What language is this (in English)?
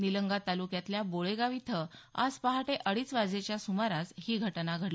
Marathi